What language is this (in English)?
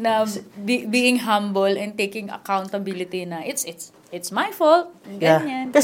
Filipino